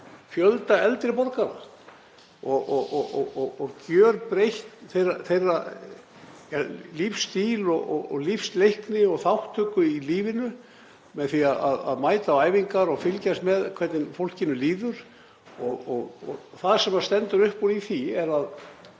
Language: Icelandic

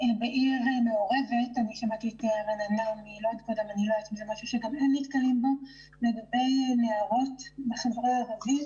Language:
Hebrew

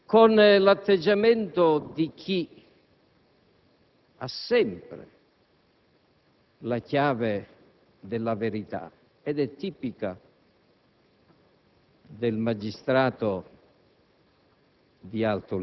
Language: Italian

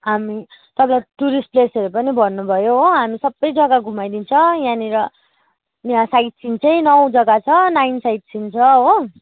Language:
Nepali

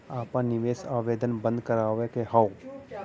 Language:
Bhojpuri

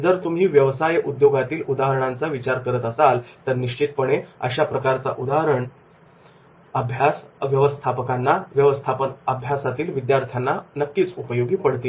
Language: Marathi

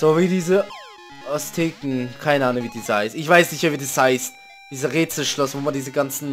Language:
German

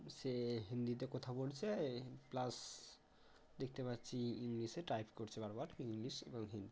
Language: Bangla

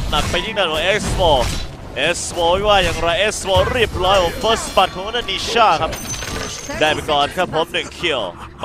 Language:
Thai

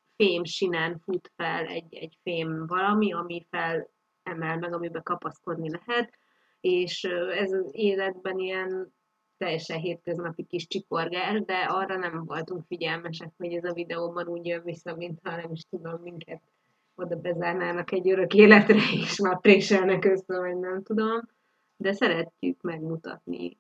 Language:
Hungarian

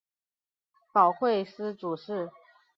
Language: Chinese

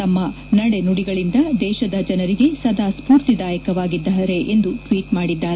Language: Kannada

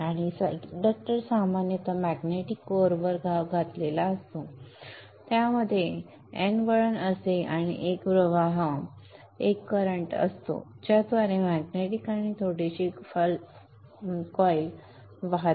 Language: Marathi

